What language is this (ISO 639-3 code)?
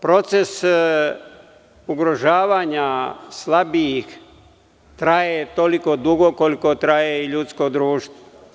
srp